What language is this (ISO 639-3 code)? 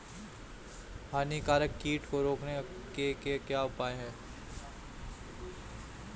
hin